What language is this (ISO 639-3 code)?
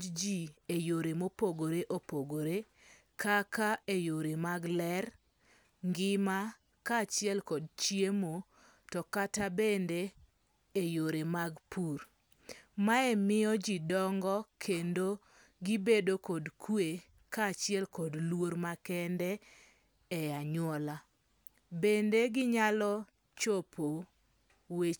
luo